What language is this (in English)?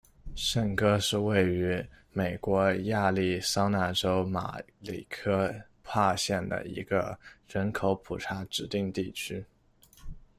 Chinese